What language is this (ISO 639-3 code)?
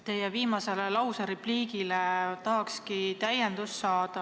est